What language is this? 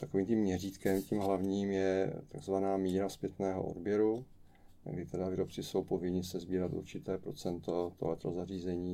Czech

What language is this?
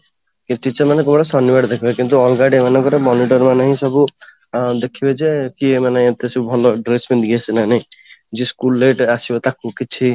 Odia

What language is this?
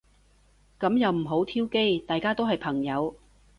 Cantonese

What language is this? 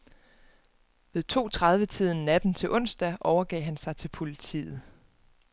Danish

